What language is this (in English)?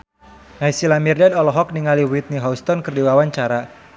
Sundanese